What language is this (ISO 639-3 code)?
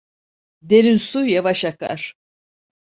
tur